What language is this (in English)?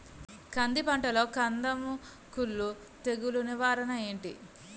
Telugu